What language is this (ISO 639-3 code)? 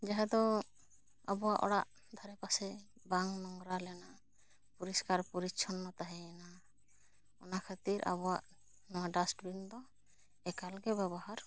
sat